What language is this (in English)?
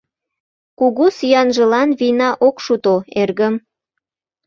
Mari